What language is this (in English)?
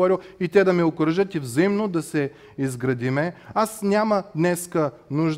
Bulgarian